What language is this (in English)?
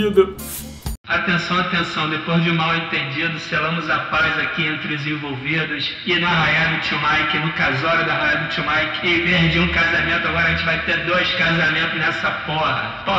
Portuguese